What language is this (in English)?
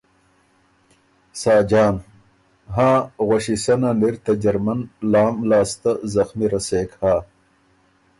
Ormuri